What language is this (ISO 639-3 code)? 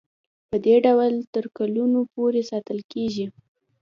pus